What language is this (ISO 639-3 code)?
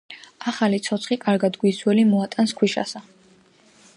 kat